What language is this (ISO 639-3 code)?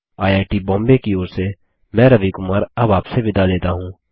hin